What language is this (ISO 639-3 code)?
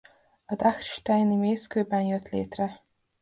hun